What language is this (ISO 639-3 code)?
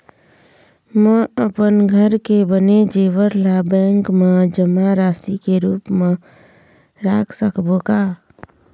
hne